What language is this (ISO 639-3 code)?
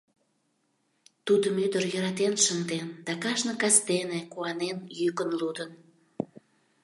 chm